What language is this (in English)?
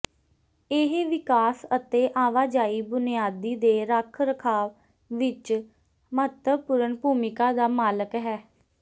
Punjabi